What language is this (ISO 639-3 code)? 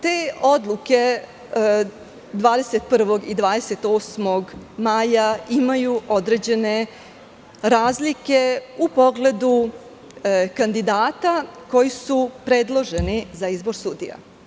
srp